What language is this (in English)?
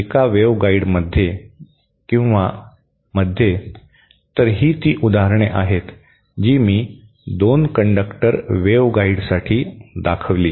Marathi